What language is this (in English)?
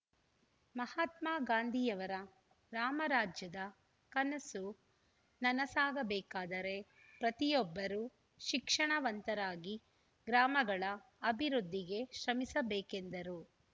Kannada